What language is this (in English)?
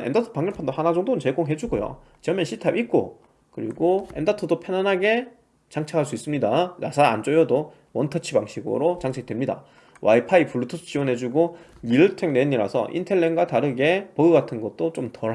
Korean